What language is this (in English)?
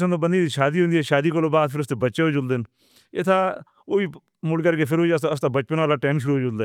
Northern Hindko